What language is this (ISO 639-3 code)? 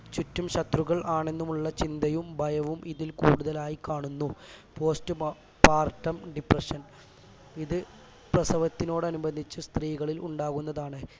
mal